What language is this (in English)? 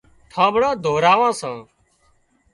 Wadiyara Koli